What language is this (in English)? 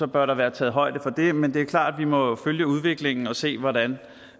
Danish